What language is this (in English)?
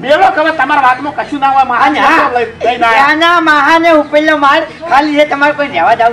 Gujarati